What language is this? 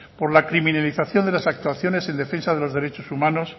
Spanish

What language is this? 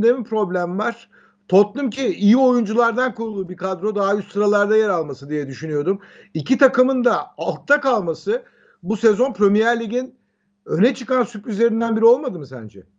Turkish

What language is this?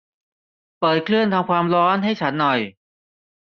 Thai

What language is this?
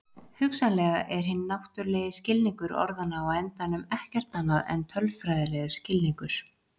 Icelandic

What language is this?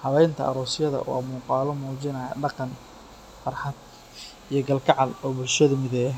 Somali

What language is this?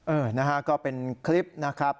Thai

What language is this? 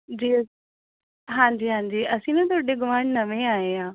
Punjabi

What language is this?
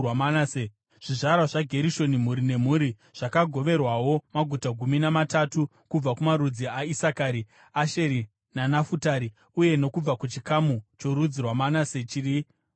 Shona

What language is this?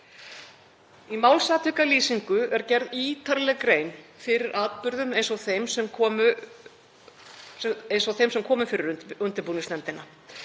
Icelandic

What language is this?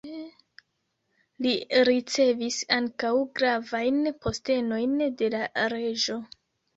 Esperanto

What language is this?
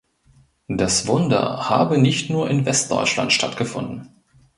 German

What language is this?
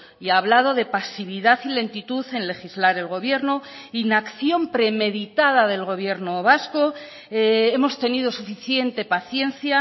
Spanish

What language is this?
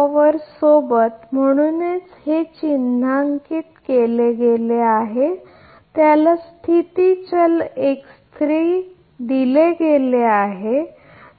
Marathi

